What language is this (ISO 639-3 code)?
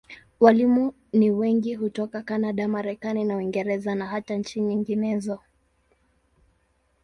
swa